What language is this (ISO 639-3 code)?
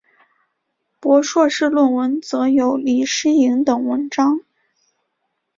zho